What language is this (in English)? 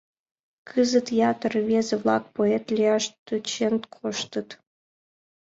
Mari